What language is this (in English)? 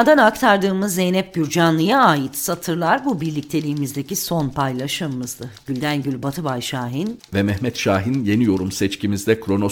Turkish